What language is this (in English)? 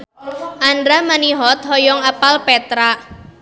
Sundanese